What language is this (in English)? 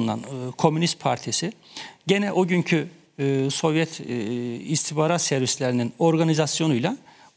Turkish